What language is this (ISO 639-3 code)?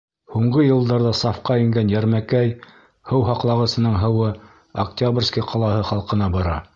bak